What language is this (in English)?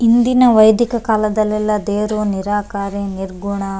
Kannada